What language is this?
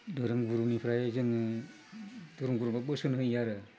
Bodo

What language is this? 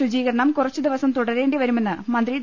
Malayalam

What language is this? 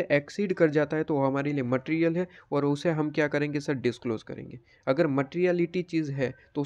Hindi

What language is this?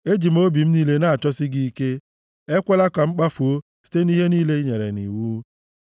Igbo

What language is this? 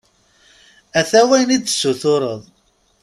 Kabyle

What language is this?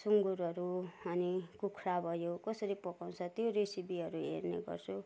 Nepali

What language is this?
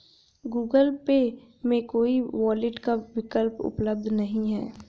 Hindi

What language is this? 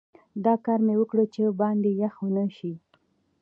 Pashto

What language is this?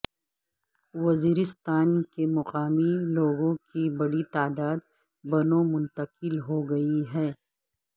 Urdu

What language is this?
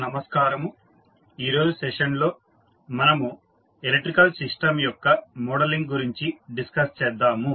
Telugu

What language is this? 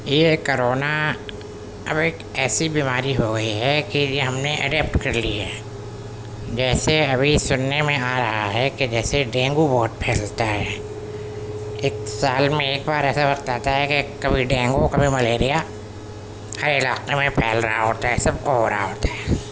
Urdu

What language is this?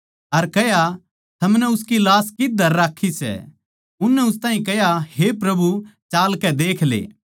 Haryanvi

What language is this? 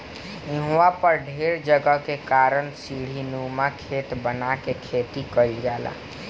Bhojpuri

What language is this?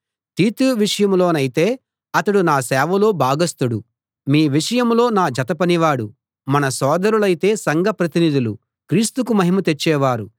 Telugu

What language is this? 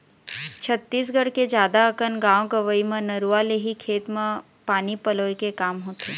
Chhattisgarhi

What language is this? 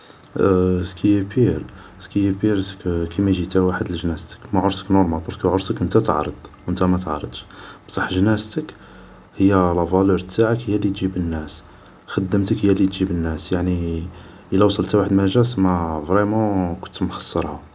Algerian Arabic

